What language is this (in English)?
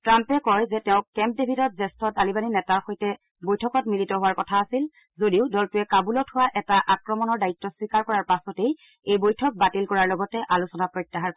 Assamese